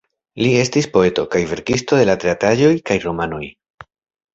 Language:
Esperanto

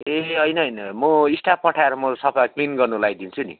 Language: Nepali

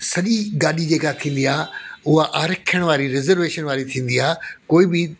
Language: Sindhi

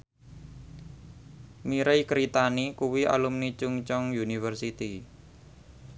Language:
Javanese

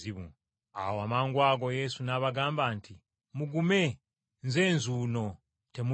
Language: Ganda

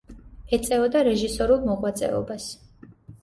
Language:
Georgian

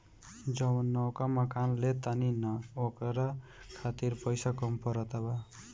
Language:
Bhojpuri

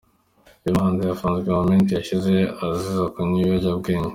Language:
Kinyarwanda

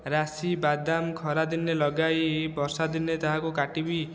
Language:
Odia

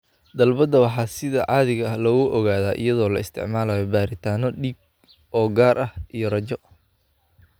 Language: Somali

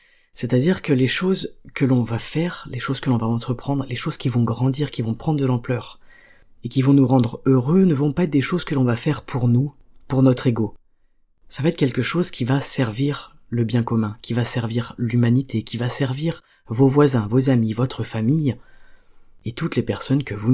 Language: French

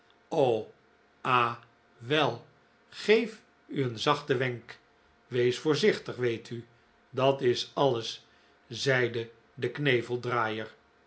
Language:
Dutch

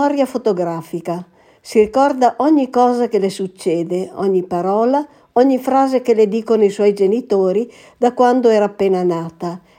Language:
Italian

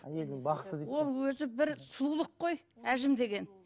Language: Kazakh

